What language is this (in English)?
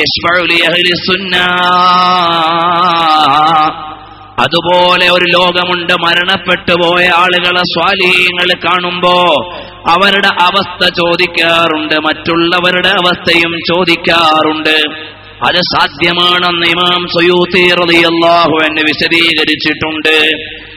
Arabic